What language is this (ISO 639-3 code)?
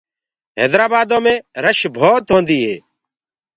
ggg